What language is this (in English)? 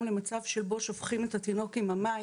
Hebrew